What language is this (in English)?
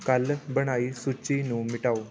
Punjabi